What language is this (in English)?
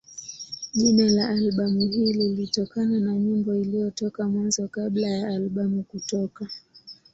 Swahili